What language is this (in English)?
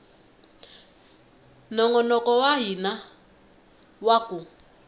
Tsonga